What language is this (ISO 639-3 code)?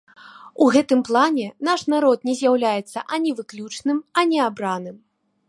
bel